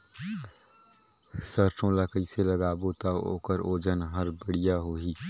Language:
Chhattisgarhi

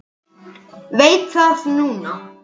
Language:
Icelandic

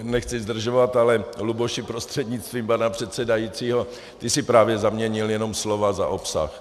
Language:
Czech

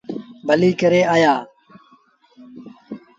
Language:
Sindhi Bhil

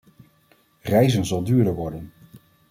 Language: Dutch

